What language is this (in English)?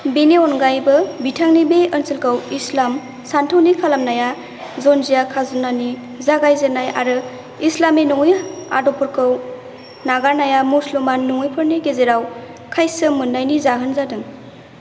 Bodo